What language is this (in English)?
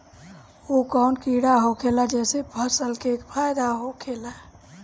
Bhojpuri